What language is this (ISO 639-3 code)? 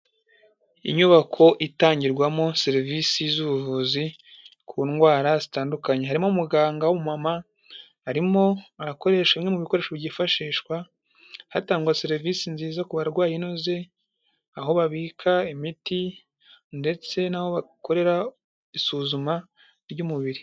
kin